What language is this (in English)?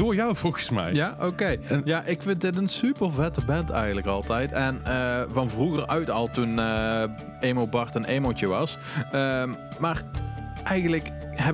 Dutch